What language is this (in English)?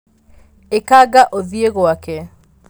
Kikuyu